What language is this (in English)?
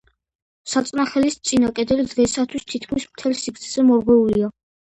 Georgian